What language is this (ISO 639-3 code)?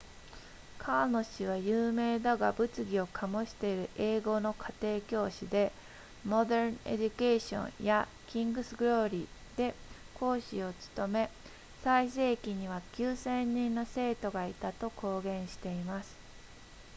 jpn